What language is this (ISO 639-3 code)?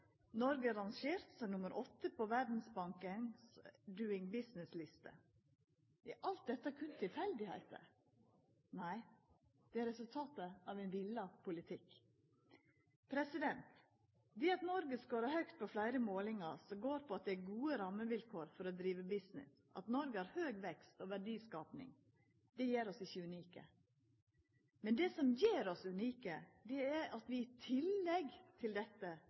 nno